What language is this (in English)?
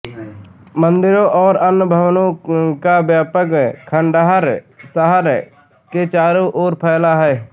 Hindi